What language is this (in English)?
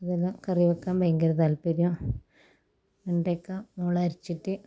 Malayalam